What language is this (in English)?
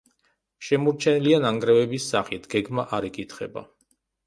Georgian